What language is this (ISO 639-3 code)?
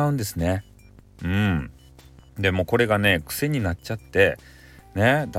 jpn